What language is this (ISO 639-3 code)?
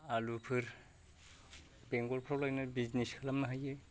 brx